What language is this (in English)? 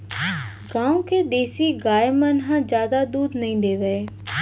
Chhattisgarhi